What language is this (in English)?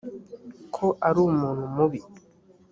Kinyarwanda